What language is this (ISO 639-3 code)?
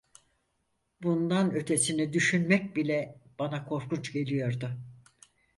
tur